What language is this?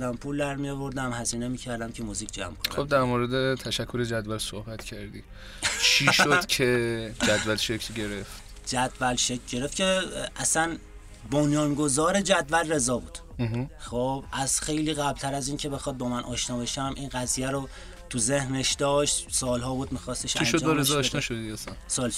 Persian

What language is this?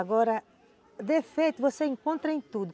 Portuguese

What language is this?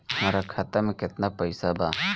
Bhojpuri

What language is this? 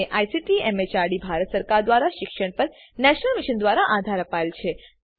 Gujarati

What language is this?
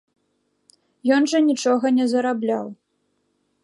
Belarusian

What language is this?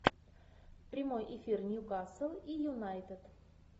Russian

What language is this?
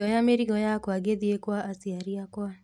Kikuyu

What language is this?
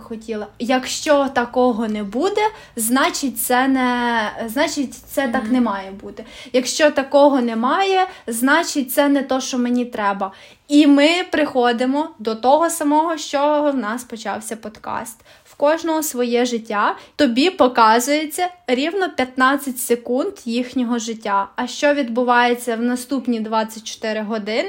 Ukrainian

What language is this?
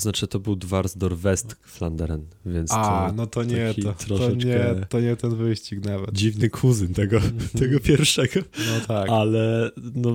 Polish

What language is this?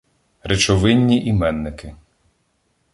Ukrainian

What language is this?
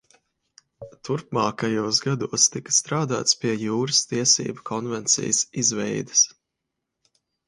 Latvian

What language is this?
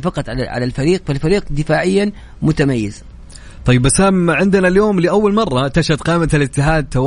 Arabic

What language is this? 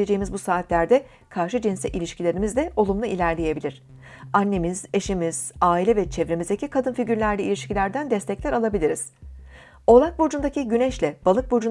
Turkish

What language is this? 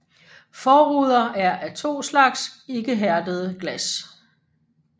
Danish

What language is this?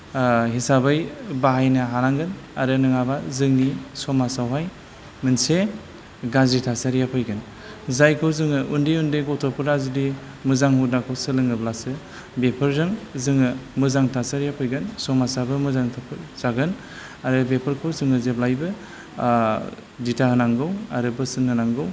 Bodo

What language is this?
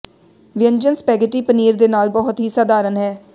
Punjabi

